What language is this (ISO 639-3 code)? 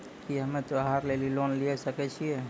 mai